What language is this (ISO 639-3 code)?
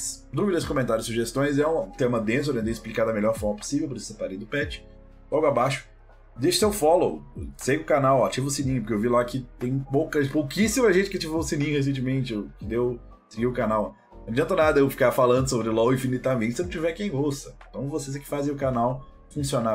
por